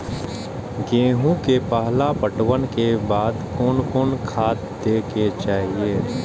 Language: Maithili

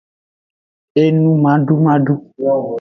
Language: Aja (Benin)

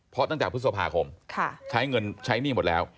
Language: Thai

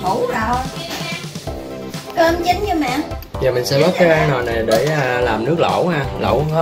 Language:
Vietnamese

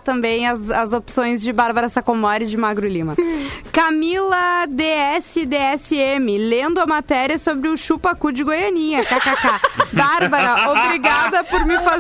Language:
Portuguese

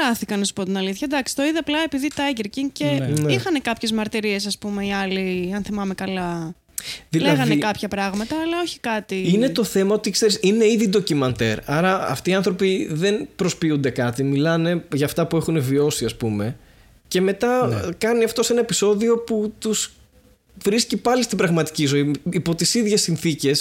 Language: Greek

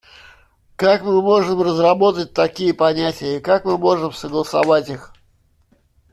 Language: Russian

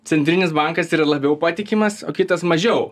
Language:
Lithuanian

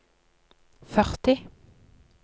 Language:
Norwegian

